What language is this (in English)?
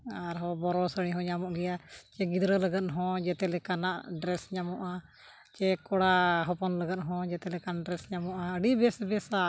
Santali